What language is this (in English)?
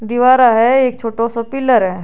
Rajasthani